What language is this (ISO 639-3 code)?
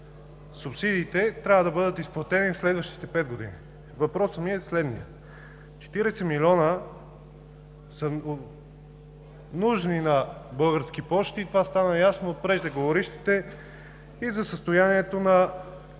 bul